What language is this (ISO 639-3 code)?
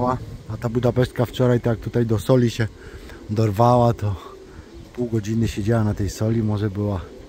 pol